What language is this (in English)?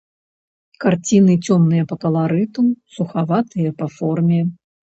Belarusian